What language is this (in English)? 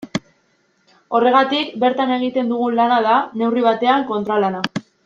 Basque